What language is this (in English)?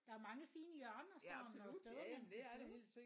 Danish